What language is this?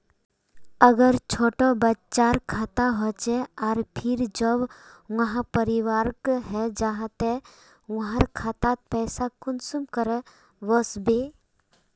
Magahi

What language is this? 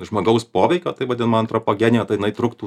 Lithuanian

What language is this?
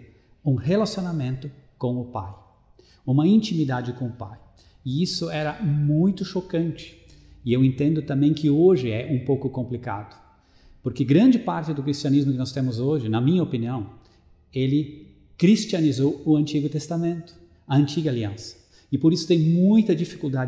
Portuguese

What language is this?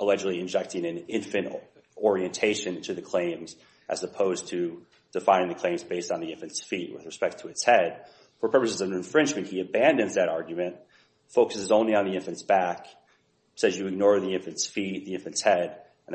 English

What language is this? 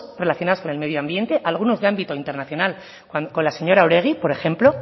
Spanish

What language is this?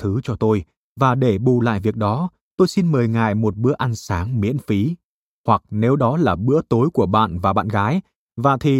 Vietnamese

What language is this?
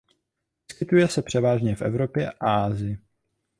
Czech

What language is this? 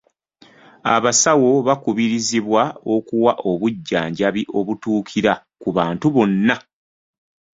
Ganda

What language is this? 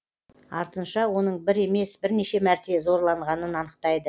Kazakh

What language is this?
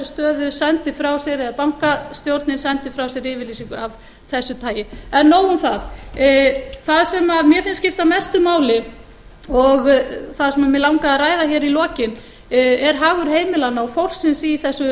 Icelandic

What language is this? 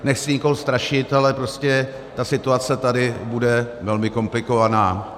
Czech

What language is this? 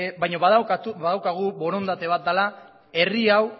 Basque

